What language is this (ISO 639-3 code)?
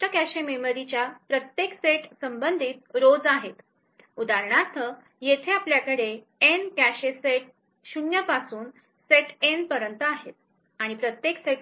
mar